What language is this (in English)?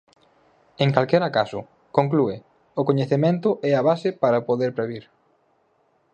Galician